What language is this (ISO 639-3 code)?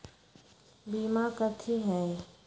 mag